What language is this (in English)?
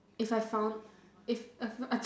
English